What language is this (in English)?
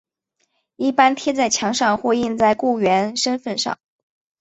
Chinese